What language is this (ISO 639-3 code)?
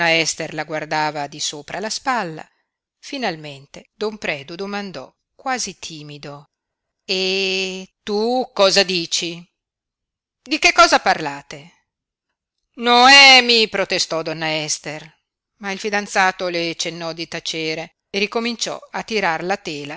ita